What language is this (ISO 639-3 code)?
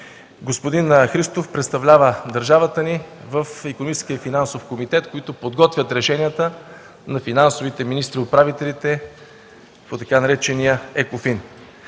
bul